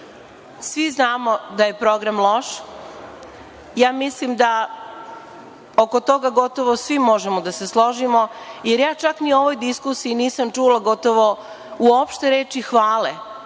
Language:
Serbian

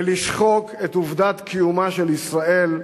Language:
Hebrew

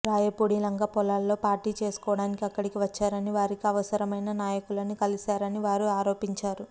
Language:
Telugu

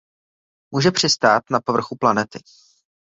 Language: Czech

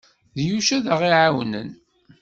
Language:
Kabyle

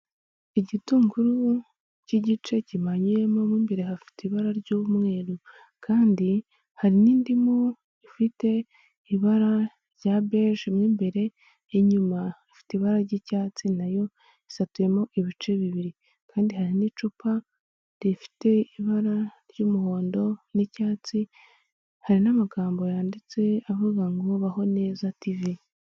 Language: Kinyarwanda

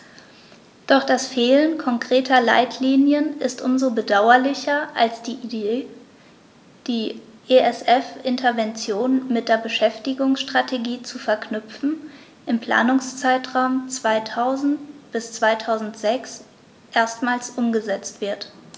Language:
German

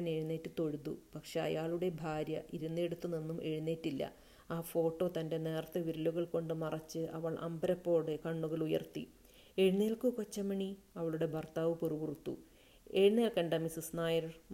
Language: Malayalam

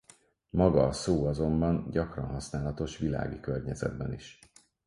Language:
Hungarian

